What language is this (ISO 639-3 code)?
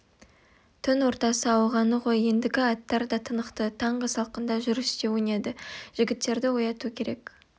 kaz